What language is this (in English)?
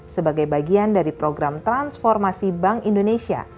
Indonesian